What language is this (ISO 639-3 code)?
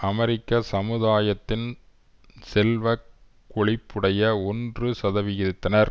tam